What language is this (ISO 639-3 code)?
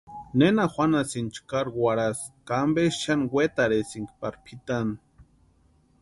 pua